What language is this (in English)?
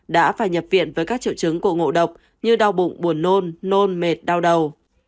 Vietnamese